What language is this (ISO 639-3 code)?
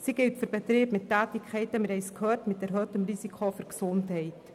gsw